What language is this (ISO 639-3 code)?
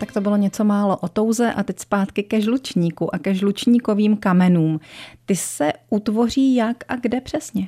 ces